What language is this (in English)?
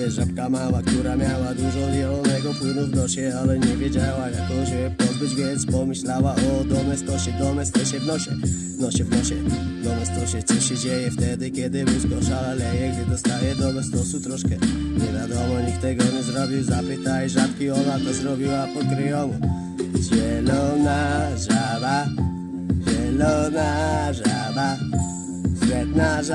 Polish